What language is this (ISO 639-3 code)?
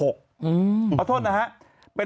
tha